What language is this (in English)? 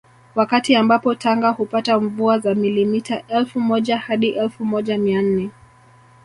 Swahili